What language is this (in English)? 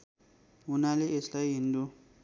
Nepali